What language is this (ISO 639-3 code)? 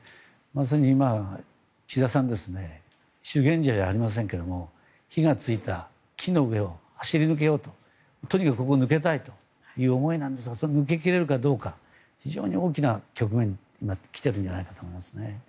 jpn